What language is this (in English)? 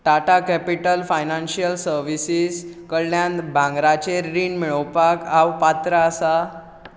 Konkani